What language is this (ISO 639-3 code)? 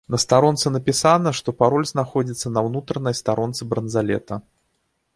bel